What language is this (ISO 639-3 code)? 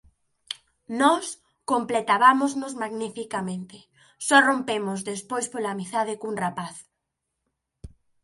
glg